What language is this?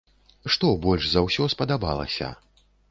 Belarusian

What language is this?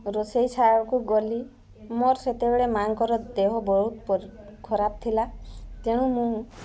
Odia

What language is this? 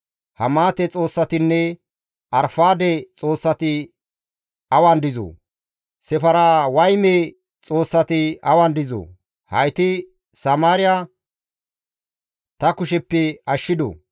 Gamo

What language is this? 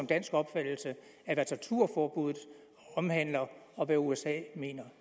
Danish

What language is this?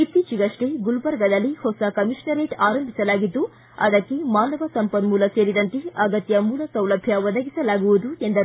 Kannada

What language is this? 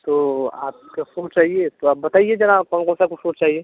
Hindi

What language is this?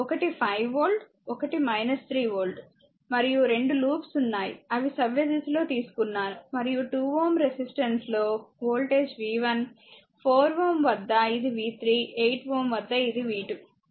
Telugu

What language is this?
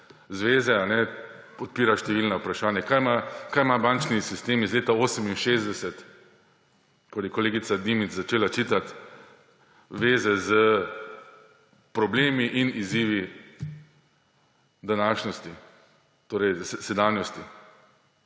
Slovenian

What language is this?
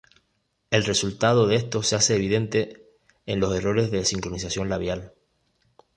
Spanish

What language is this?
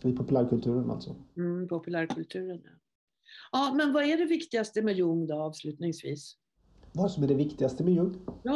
Swedish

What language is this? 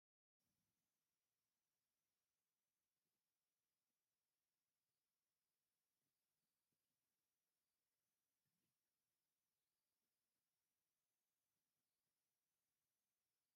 Tigrinya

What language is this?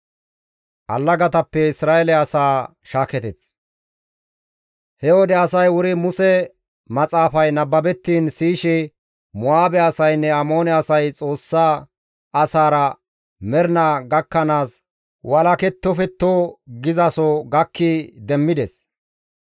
Gamo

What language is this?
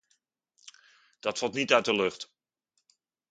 Dutch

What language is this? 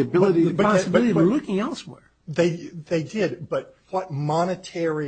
English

